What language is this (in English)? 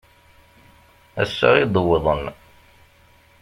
Kabyle